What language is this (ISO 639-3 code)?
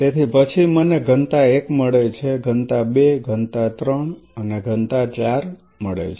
guj